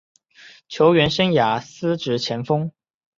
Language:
Chinese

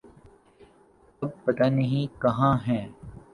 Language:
Urdu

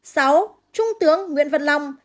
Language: Vietnamese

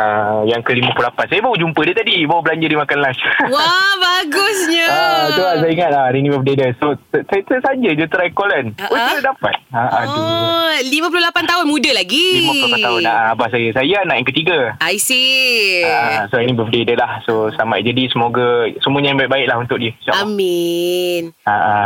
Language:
Malay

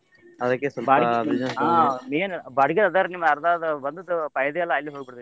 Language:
Kannada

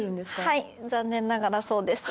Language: Japanese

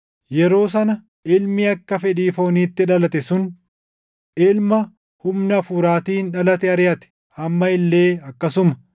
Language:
Oromo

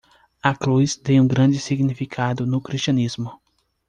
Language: Portuguese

